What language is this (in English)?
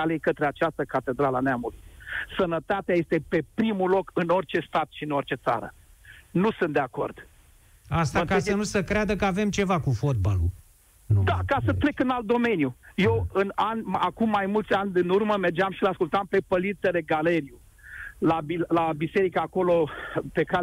Romanian